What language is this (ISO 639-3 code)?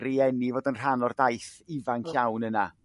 cym